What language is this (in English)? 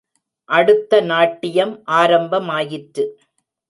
Tamil